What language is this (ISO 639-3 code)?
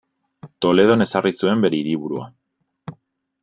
eus